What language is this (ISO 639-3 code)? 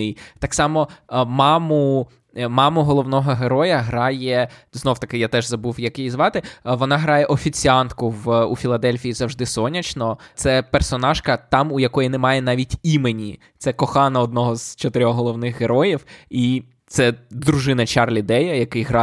ukr